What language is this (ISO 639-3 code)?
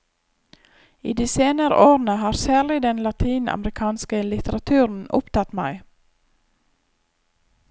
nor